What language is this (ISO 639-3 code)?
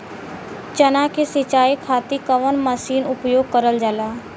bho